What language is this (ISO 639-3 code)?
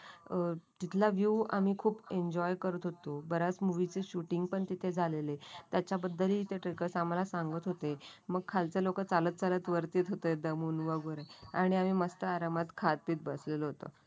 mar